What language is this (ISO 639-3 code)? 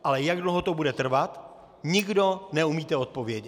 ces